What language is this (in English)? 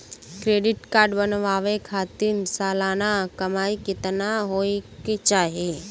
Bhojpuri